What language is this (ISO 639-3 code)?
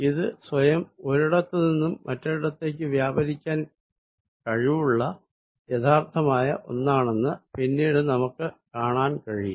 mal